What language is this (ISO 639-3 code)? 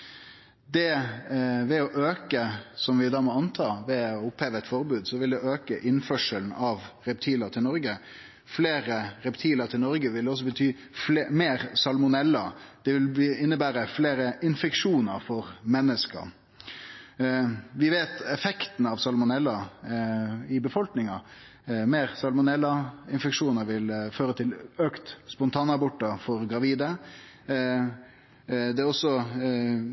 nno